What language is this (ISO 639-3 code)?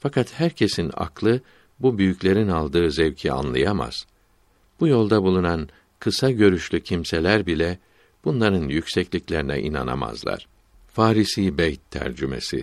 tur